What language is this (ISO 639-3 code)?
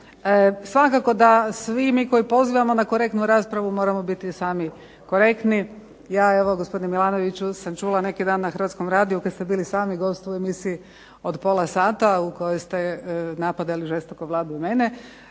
hrv